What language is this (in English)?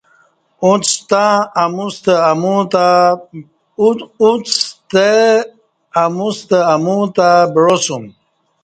Kati